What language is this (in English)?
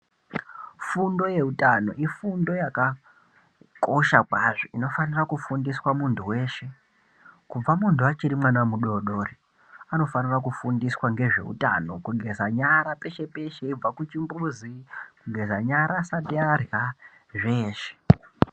Ndau